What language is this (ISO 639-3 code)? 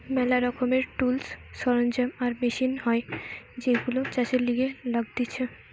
ben